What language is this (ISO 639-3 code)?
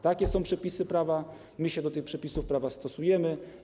pol